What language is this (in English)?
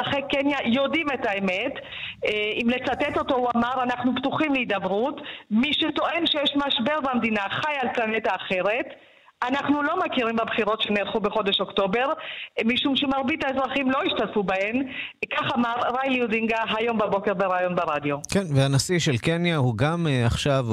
Hebrew